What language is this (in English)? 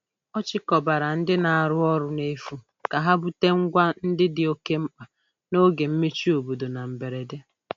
Igbo